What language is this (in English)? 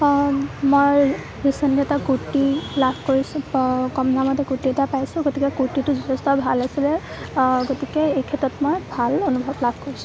Assamese